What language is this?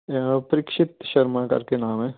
Punjabi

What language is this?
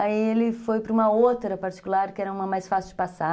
Portuguese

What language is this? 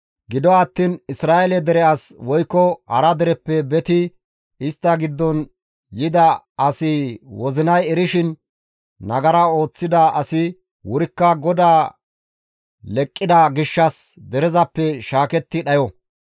Gamo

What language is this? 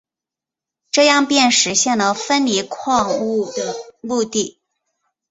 Chinese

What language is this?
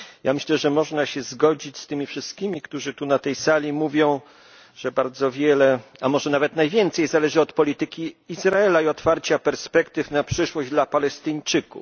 Polish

